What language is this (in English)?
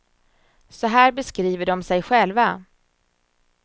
Swedish